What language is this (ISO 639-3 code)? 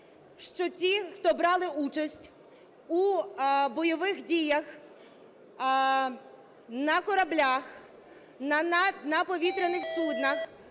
ukr